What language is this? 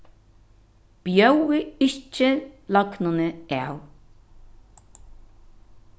Faroese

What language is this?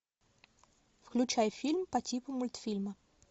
Russian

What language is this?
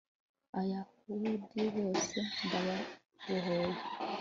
Kinyarwanda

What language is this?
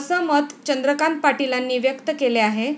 Marathi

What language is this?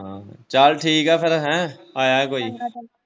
Punjabi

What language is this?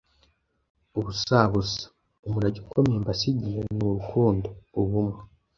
Kinyarwanda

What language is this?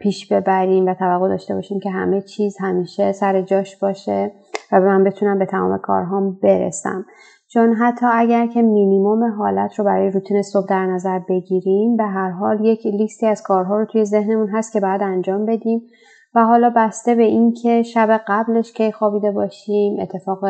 Persian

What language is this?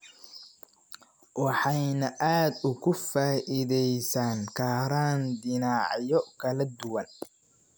Somali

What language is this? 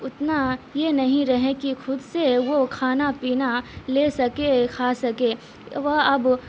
Urdu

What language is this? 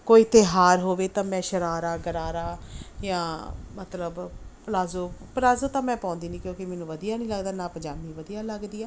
Punjabi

